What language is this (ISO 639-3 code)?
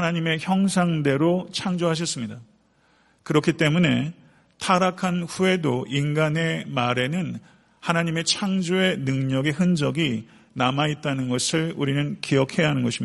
kor